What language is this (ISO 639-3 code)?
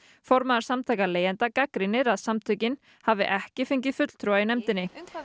isl